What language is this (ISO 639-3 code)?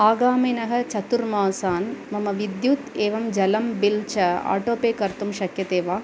san